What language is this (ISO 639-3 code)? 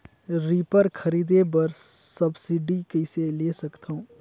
hne